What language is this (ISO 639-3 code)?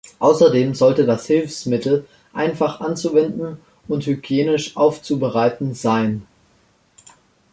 deu